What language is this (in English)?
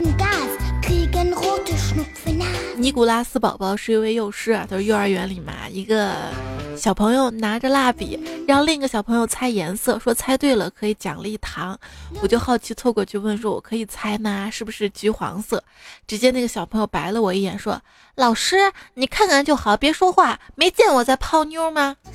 Chinese